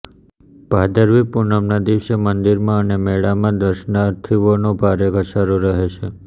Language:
Gujarati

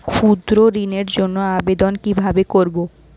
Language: Bangla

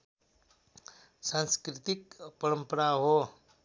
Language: Nepali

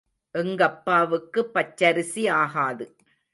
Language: Tamil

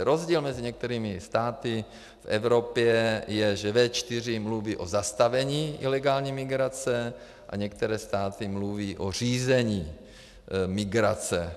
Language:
Czech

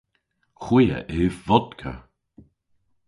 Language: Cornish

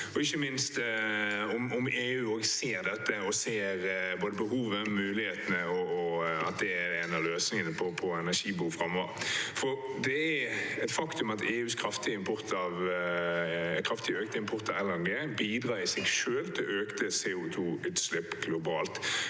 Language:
Norwegian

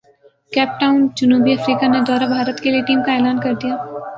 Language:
Urdu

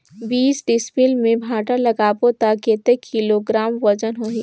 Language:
Chhattisgarhi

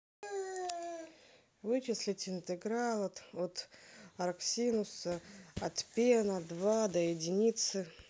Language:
Russian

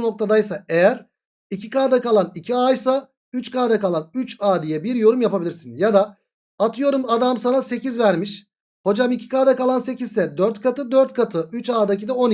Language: Turkish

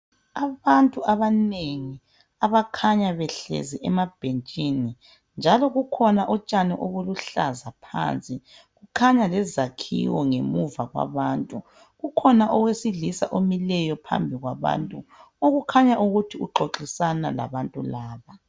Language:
North Ndebele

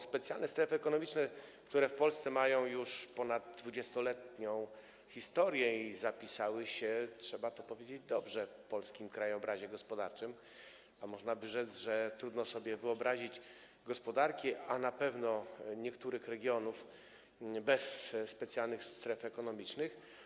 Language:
Polish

